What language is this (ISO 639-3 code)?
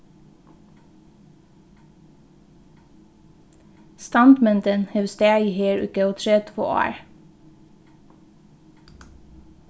fao